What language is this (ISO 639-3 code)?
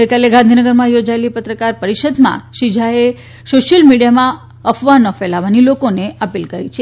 guj